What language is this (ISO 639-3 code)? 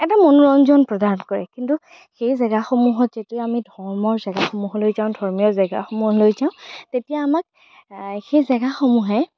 asm